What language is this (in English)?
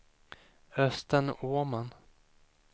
Swedish